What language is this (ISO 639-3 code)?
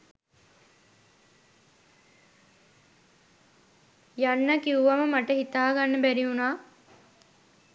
sin